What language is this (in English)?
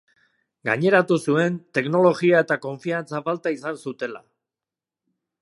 Basque